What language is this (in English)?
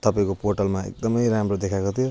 Nepali